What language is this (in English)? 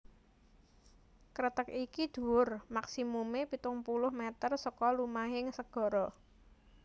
Javanese